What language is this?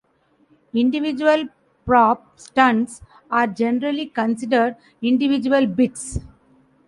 English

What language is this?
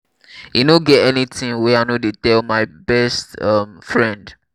Nigerian Pidgin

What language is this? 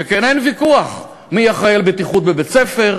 Hebrew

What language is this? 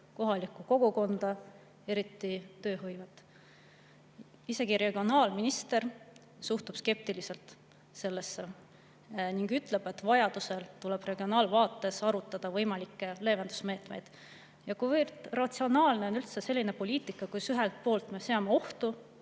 Estonian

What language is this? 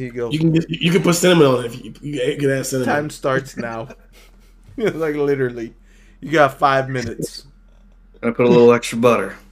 English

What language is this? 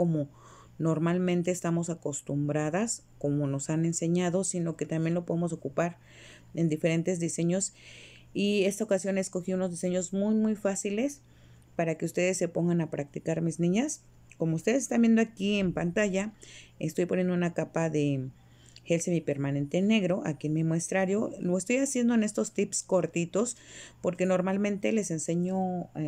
Spanish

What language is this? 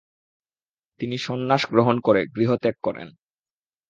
Bangla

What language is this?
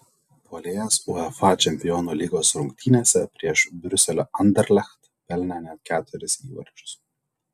Lithuanian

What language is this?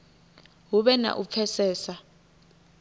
Venda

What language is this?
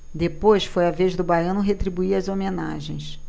Portuguese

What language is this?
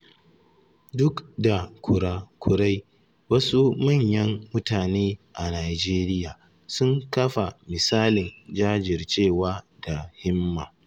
Hausa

